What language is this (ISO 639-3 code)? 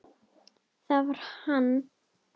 isl